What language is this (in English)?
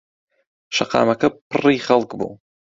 Central Kurdish